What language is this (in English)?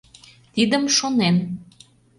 Mari